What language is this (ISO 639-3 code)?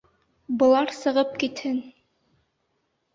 bak